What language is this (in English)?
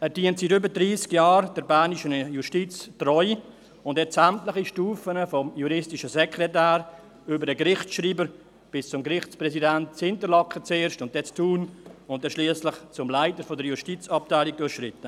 Swiss German